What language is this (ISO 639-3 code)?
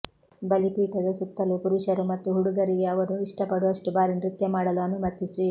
kan